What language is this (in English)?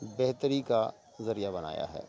Urdu